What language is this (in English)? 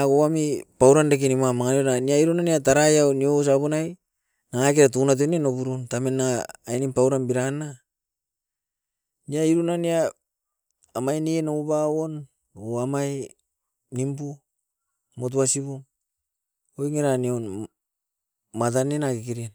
Askopan